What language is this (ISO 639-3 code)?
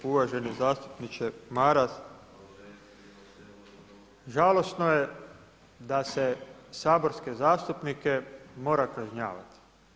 hrv